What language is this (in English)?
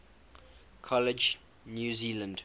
English